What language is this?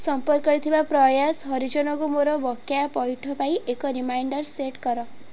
Odia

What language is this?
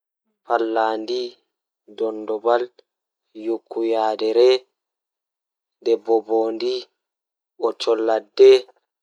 Fula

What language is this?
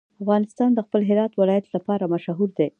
Pashto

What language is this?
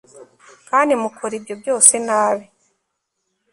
Kinyarwanda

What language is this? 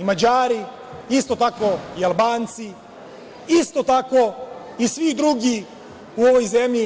Serbian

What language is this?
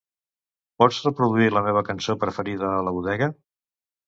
Catalan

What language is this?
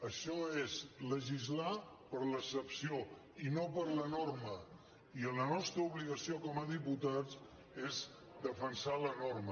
Catalan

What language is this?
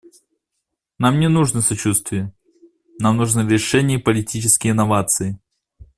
Russian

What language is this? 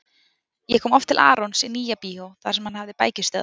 Icelandic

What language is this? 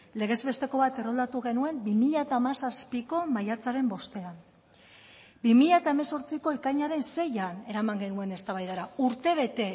Basque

